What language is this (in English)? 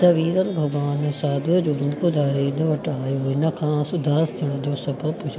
Sindhi